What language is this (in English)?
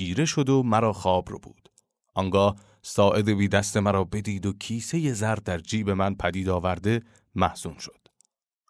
Persian